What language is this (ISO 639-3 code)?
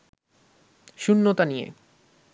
ben